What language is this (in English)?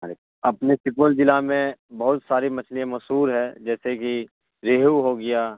Urdu